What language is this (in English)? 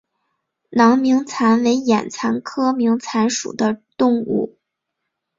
Chinese